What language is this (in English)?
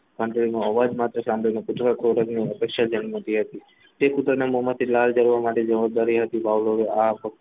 Gujarati